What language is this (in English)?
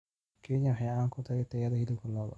Somali